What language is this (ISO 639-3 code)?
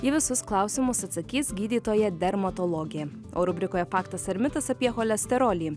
lit